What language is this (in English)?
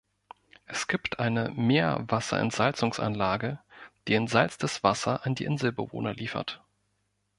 German